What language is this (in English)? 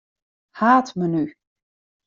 Western Frisian